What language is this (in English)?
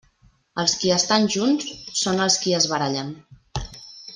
Catalan